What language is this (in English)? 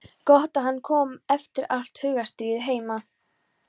Icelandic